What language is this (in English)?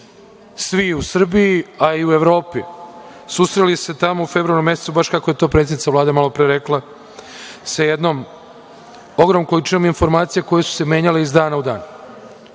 Serbian